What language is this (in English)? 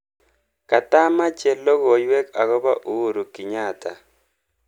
Kalenjin